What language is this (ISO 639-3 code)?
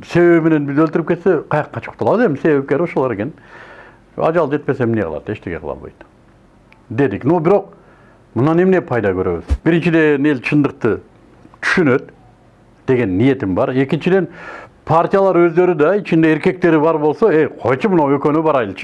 tur